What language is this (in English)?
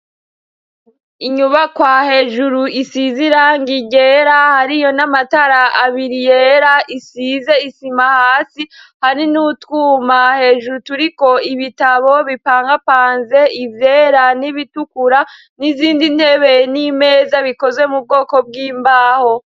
Rundi